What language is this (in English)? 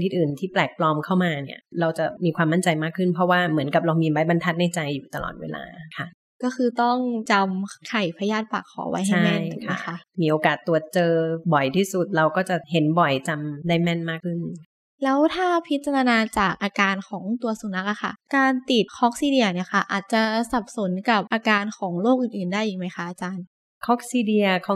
Thai